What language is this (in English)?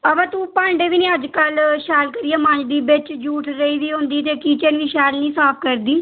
Dogri